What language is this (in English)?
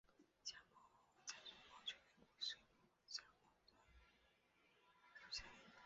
Chinese